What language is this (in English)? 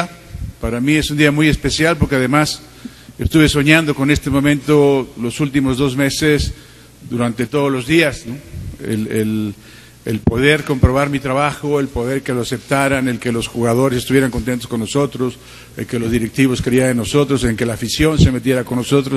Spanish